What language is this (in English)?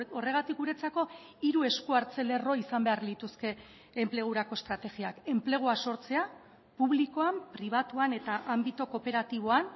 Basque